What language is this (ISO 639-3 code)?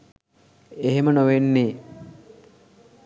sin